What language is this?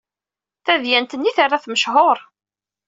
Kabyle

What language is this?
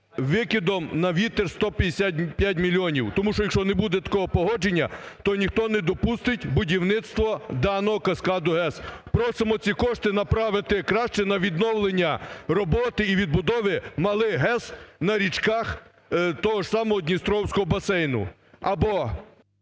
Ukrainian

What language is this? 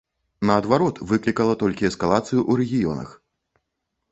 Belarusian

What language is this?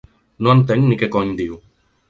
Catalan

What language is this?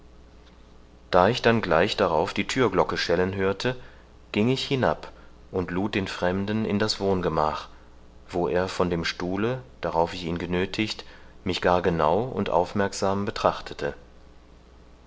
German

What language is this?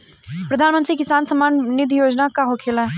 Bhojpuri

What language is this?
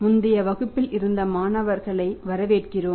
Tamil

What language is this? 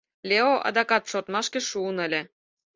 Mari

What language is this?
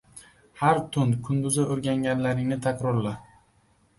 Uzbek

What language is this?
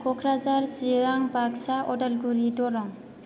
Bodo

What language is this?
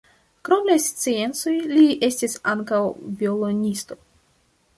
Esperanto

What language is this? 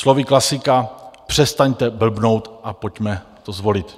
Czech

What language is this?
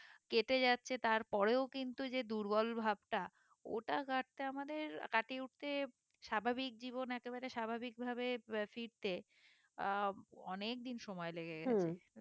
Bangla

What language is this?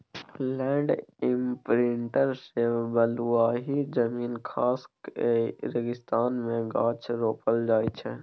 Maithili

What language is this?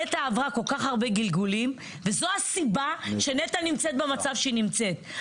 Hebrew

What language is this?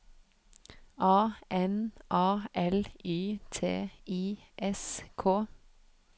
Norwegian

